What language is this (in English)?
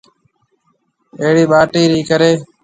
Marwari (Pakistan)